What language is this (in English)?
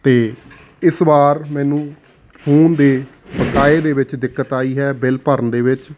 Punjabi